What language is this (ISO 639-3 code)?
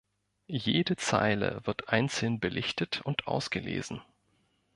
deu